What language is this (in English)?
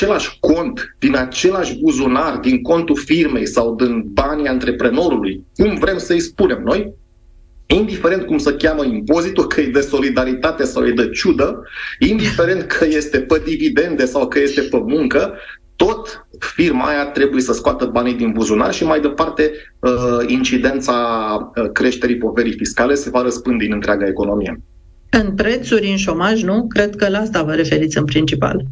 Romanian